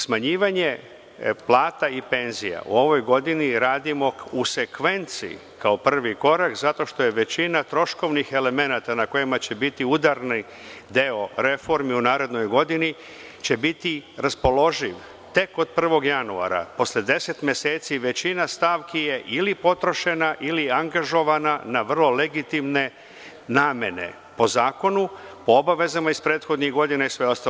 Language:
Serbian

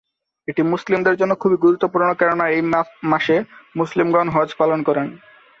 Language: Bangla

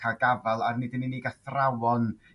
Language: Welsh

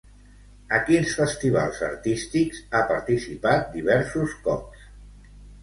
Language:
Catalan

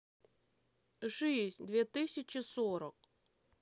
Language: Russian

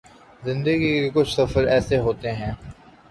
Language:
Urdu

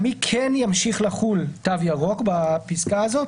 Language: Hebrew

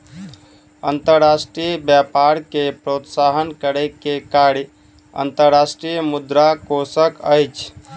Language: Maithili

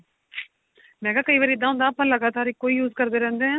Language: Punjabi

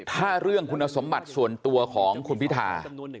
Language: Thai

